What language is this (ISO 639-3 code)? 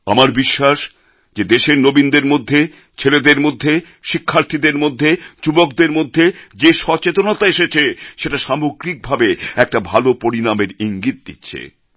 ben